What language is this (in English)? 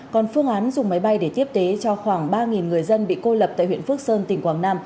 Vietnamese